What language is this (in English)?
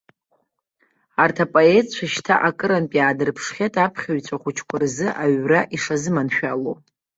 Abkhazian